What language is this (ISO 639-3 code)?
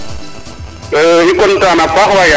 srr